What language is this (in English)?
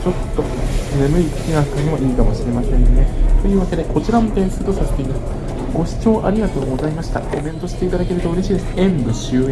Japanese